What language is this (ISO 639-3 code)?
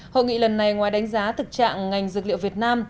vie